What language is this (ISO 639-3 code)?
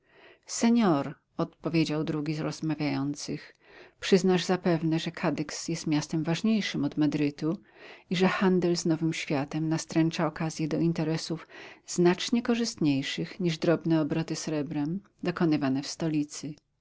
pol